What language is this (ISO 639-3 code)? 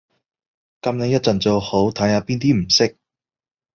yue